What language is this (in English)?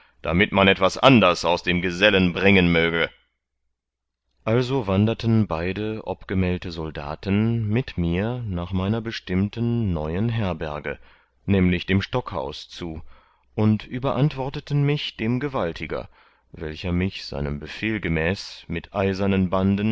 German